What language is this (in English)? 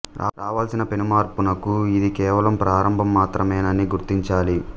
Telugu